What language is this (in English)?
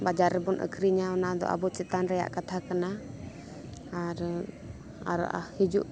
Santali